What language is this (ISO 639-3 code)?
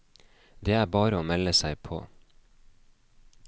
nor